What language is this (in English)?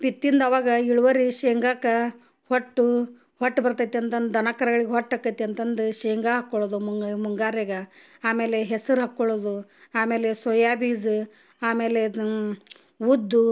Kannada